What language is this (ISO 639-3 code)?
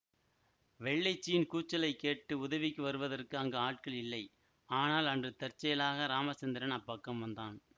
tam